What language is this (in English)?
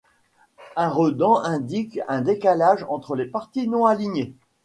French